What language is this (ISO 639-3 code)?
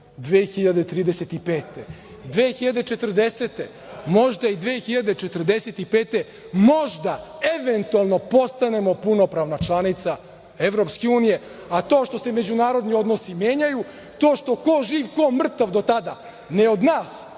srp